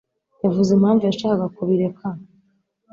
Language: Kinyarwanda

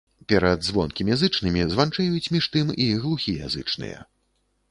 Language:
Belarusian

